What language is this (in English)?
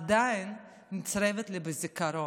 Hebrew